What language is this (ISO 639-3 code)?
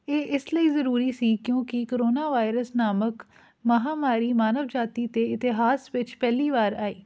pan